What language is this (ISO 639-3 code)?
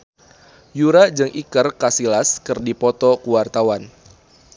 sun